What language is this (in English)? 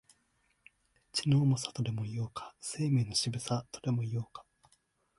Japanese